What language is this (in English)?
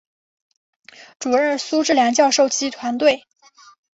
Chinese